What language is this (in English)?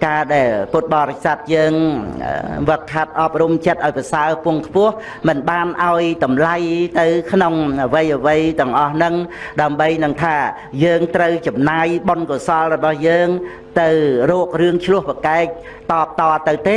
Vietnamese